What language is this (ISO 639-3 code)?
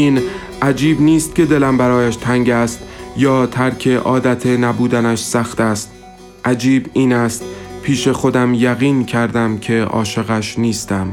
fas